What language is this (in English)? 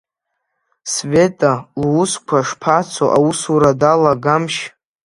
Abkhazian